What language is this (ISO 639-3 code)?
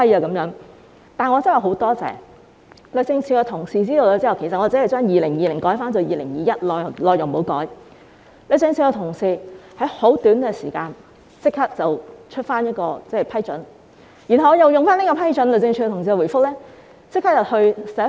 yue